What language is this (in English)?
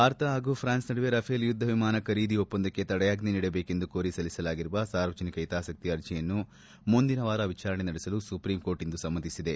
Kannada